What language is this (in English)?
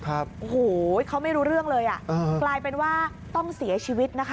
Thai